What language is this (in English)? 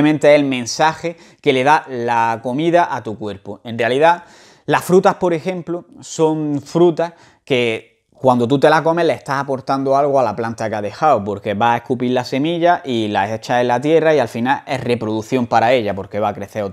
Spanish